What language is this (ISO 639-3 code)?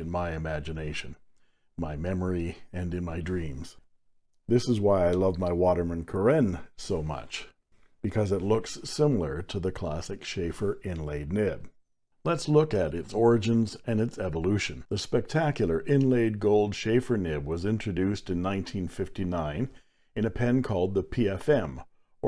eng